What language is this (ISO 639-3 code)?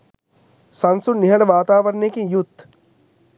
sin